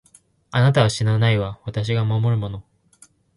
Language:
Japanese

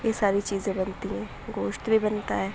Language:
Urdu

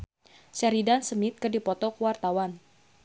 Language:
Sundanese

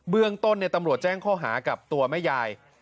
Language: Thai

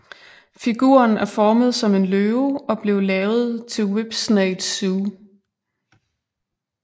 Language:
Danish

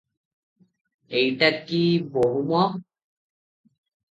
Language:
Odia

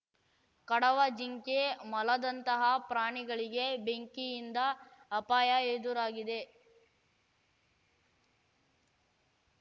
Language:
Kannada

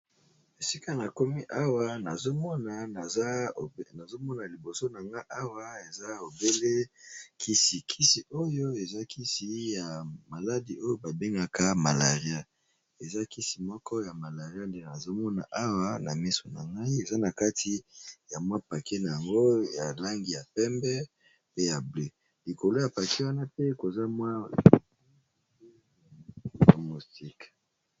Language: Lingala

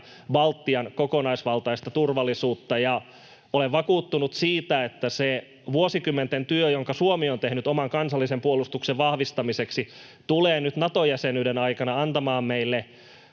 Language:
Finnish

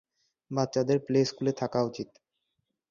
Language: Bangla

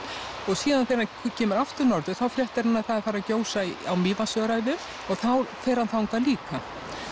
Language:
Icelandic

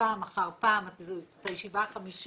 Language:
Hebrew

